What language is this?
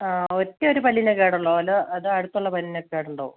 Malayalam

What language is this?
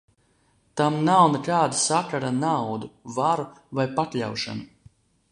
Latvian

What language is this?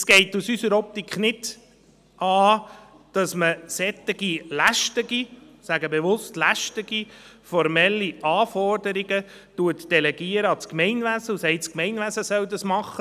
Swiss German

